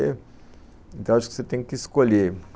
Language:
Portuguese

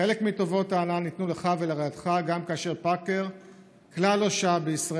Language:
Hebrew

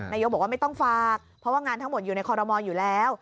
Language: Thai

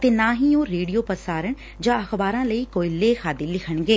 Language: Punjabi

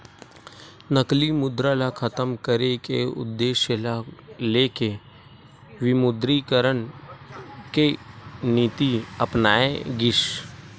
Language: Chhattisgarhi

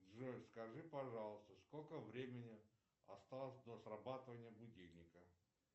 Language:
Russian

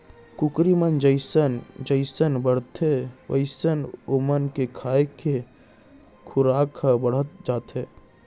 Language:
Chhattisgarhi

